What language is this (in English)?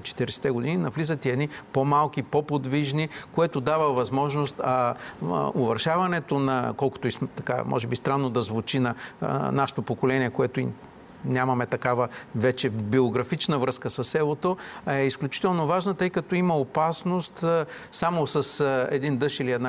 Bulgarian